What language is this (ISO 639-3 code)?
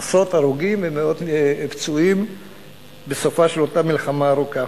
heb